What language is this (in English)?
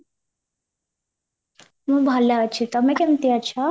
Odia